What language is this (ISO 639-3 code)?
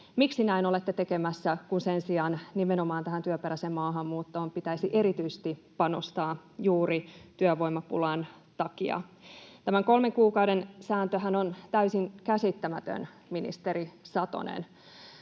fin